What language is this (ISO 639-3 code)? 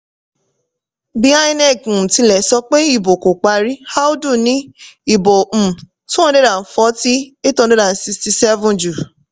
yor